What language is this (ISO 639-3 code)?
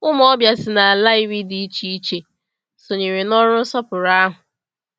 ibo